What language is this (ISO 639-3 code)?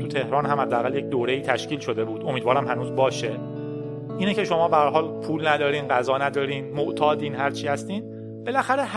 fas